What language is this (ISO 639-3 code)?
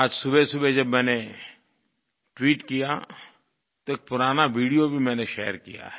hin